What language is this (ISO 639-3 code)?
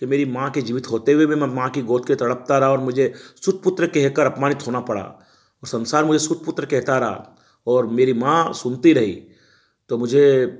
hin